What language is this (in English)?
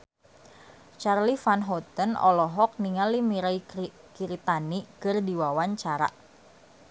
Sundanese